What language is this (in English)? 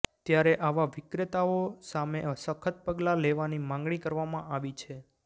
Gujarati